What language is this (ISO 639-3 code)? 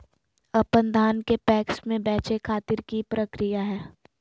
mag